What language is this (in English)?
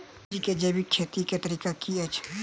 Maithili